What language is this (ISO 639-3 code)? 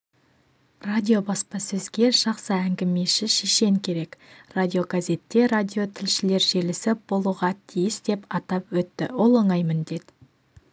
kaz